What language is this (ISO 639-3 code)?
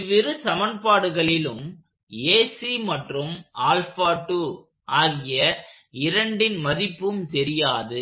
tam